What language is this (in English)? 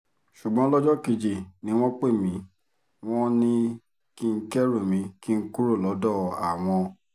Yoruba